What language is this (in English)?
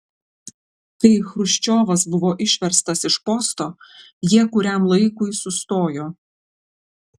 Lithuanian